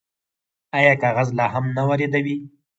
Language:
Pashto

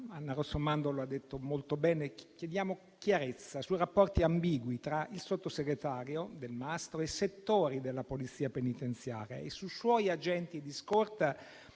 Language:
Italian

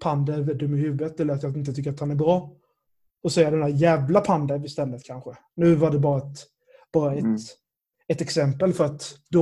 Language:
Swedish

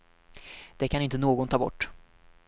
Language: Swedish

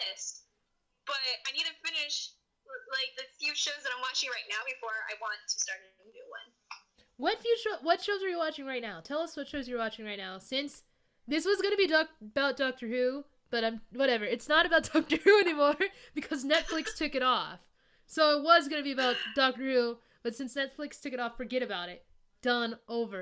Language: English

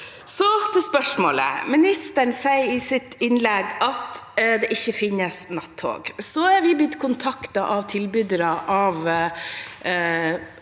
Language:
Norwegian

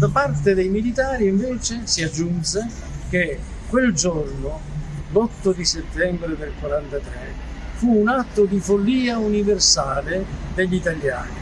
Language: Italian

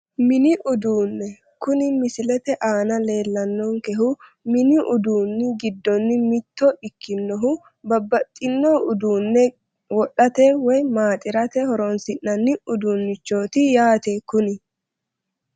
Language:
Sidamo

